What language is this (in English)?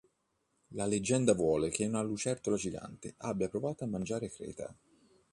Italian